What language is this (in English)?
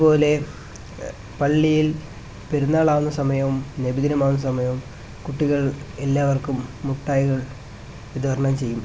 Malayalam